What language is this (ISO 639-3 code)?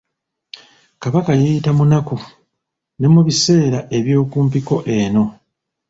lug